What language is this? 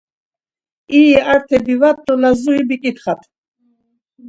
Laz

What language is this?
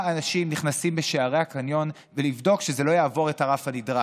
Hebrew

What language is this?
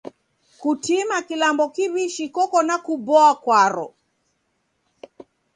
Taita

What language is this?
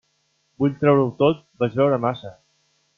Catalan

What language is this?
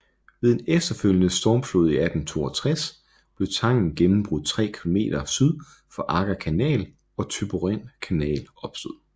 Danish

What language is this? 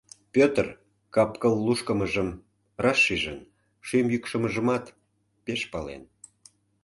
Mari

